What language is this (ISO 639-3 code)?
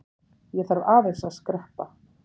isl